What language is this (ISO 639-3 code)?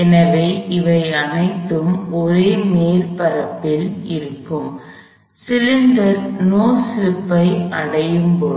tam